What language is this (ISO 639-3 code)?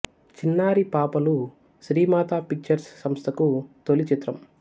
tel